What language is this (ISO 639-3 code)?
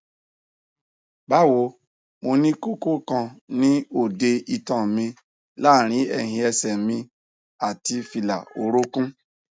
yor